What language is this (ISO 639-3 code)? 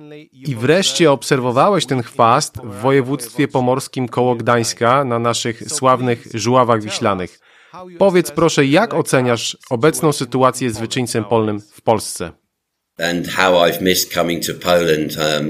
pol